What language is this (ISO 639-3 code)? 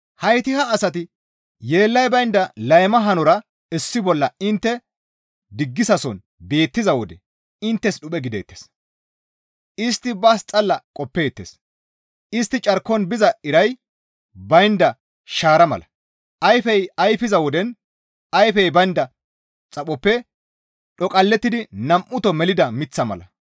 gmv